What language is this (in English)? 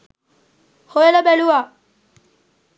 Sinhala